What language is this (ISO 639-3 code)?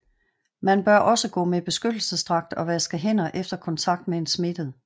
dan